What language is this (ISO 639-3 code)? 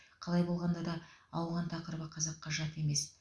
kaz